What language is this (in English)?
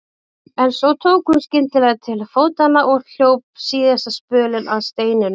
Icelandic